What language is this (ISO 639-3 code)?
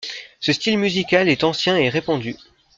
fra